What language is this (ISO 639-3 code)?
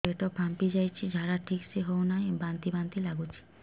ori